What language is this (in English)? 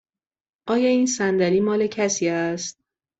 Persian